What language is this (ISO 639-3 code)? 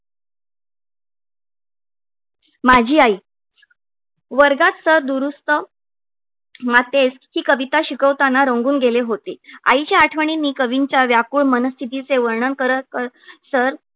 mar